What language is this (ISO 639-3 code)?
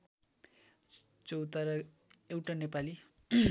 nep